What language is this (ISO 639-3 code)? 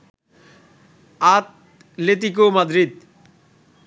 ben